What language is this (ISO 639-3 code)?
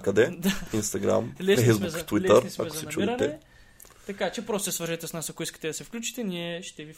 bul